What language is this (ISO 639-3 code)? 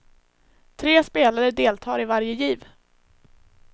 swe